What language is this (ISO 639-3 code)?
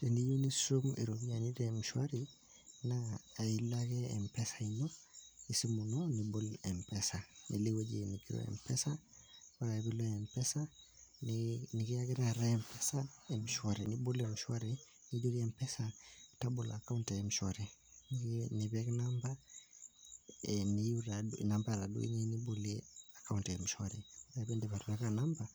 mas